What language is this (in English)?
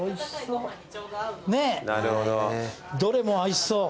Japanese